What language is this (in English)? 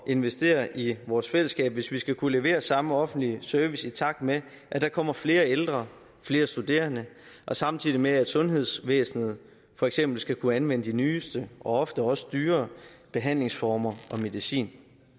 Danish